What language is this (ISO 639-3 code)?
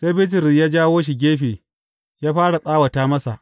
hau